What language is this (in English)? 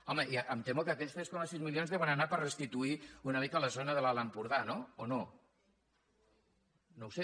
Catalan